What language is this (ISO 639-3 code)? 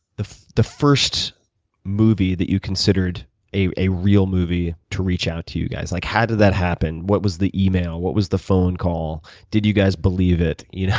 eng